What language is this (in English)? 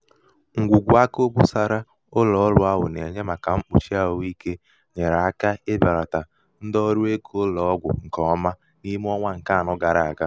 Igbo